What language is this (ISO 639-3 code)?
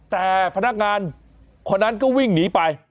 tha